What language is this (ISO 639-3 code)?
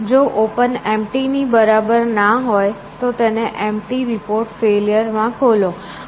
guj